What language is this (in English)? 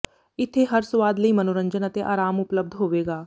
Punjabi